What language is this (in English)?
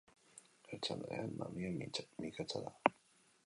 Basque